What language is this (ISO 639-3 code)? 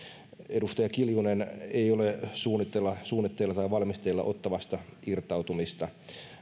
fin